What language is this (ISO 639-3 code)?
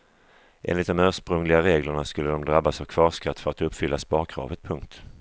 swe